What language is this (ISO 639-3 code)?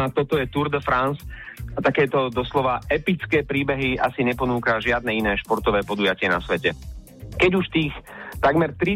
slk